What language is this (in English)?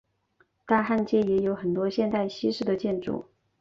Chinese